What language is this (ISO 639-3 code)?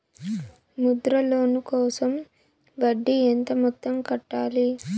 tel